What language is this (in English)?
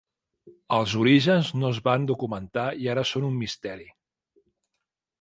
Catalan